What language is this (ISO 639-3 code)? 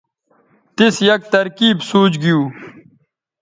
btv